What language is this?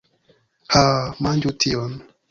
Esperanto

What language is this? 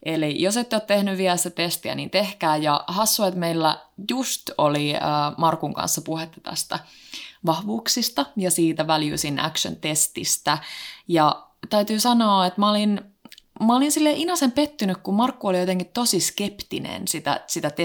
Finnish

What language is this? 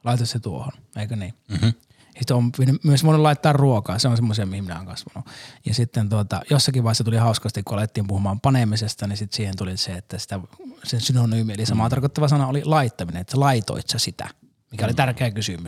Finnish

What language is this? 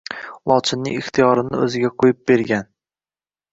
Uzbek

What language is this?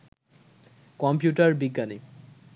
Bangla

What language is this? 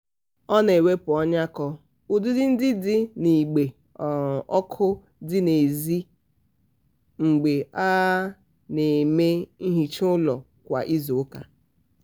Igbo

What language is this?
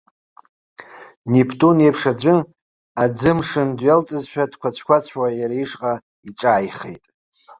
Abkhazian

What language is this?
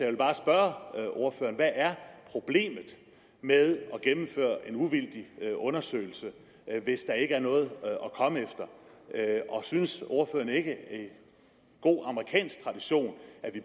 Danish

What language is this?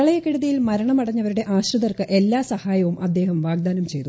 Malayalam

